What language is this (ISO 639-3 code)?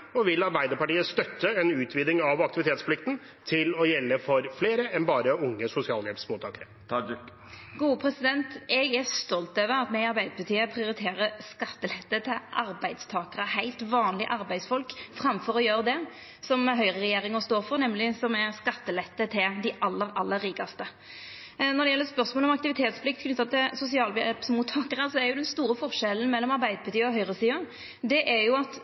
nor